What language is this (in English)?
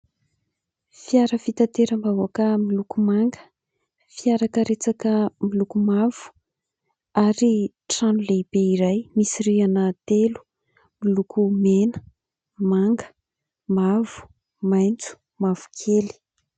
Malagasy